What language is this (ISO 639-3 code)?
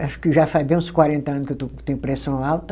por